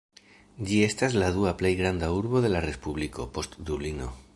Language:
Esperanto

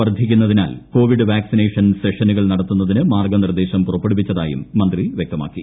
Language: Malayalam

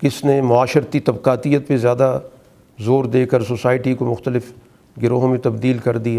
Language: Urdu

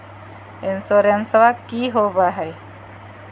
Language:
Magahi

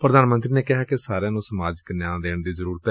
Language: Punjabi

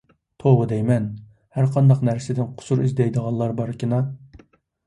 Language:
Uyghur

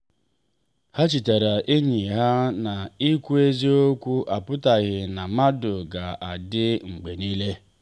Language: Igbo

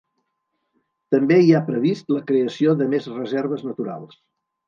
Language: Catalan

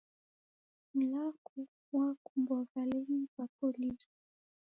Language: Taita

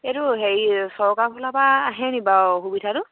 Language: Assamese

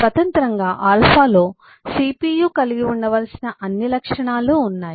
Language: Telugu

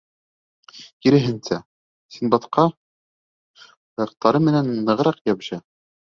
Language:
Bashkir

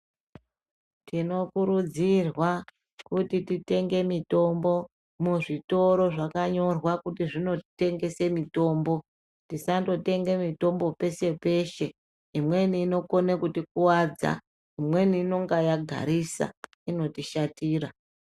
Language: Ndau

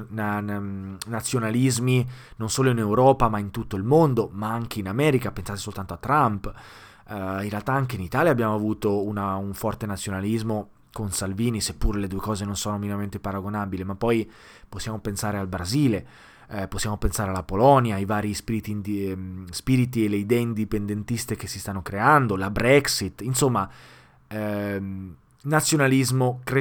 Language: Italian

